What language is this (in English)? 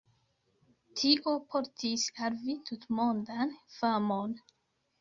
Esperanto